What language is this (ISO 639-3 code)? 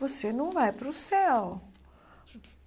por